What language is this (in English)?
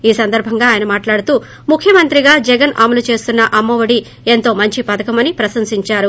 Telugu